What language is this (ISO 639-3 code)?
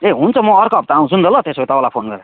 nep